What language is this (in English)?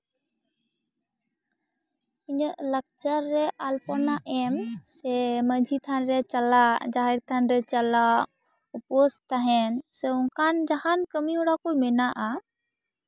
Santali